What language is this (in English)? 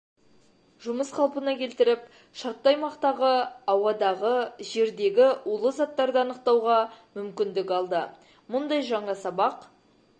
Kazakh